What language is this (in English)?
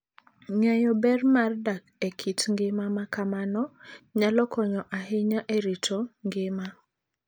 Luo (Kenya and Tanzania)